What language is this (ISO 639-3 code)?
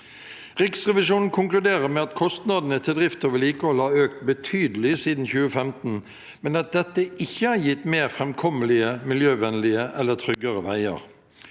nor